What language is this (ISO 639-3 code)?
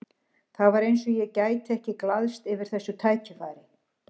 isl